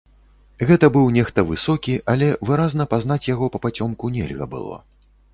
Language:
Belarusian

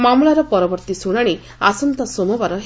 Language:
Odia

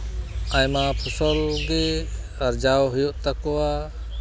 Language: Santali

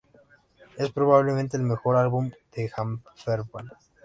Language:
Spanish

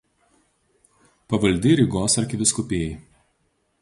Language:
Lithuanian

